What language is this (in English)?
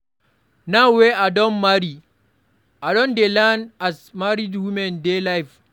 Nigerian Pidgin